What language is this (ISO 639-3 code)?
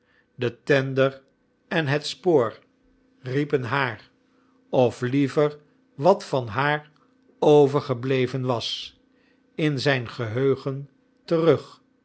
nld